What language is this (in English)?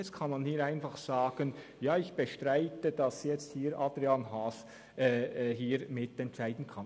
Swiss German